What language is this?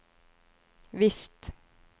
Norwegian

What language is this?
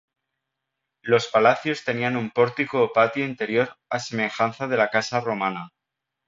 Spanish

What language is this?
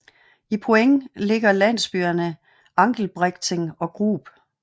Danish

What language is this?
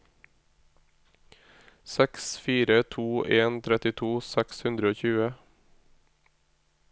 Norwegian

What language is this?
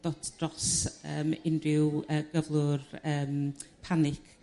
Welsh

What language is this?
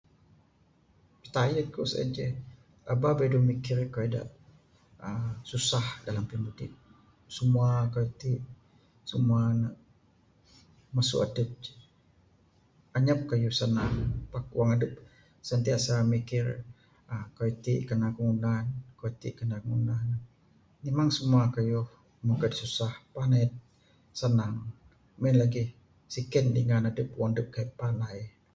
Bukar-Sadung Bidayuh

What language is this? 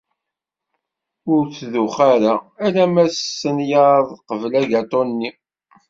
Kabyle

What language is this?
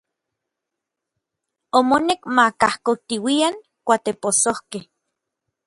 Orizaba Nahuatl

